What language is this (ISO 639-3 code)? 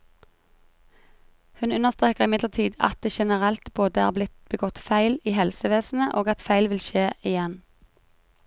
nor